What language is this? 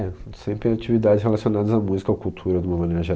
Portuguese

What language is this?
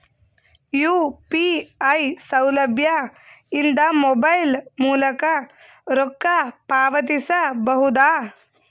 Kannada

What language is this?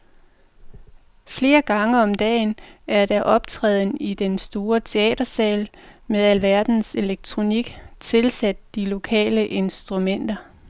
Danish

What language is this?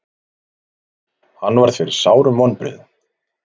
Icelandic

